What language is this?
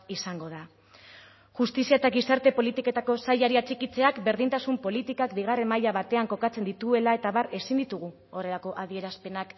Basque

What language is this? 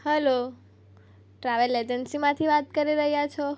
Gujarati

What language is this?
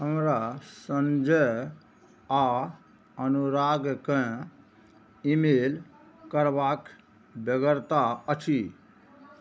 Maithili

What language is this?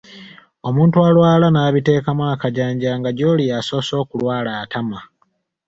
Ganda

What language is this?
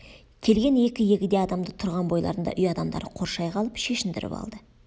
Kazakh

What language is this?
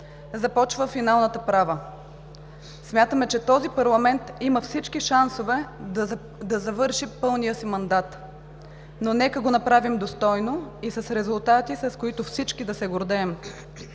Bulgarian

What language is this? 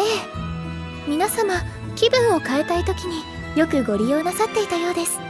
Japanese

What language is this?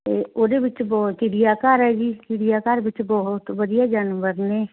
Punjabi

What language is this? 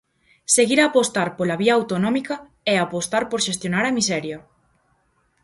Galician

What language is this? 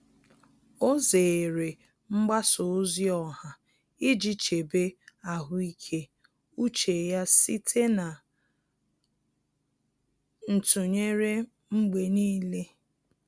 Igbo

